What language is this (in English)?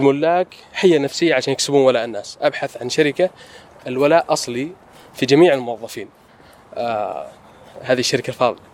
Arabic